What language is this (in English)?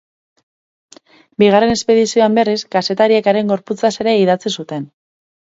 Basque